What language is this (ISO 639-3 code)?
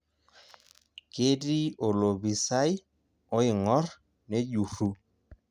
mas